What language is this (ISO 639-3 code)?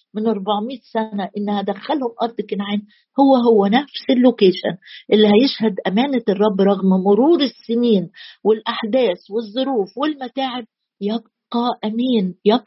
ara